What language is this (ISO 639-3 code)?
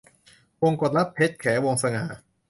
tha